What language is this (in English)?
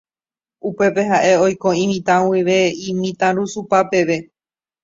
Guarani